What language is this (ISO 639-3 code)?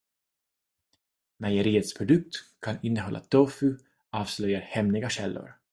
swe